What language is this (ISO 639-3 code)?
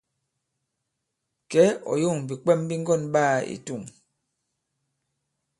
abb